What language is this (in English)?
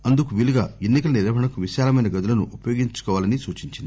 Telugu